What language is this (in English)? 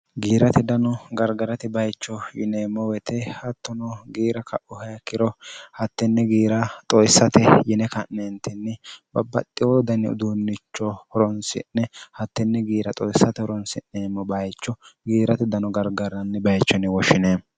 Sidamo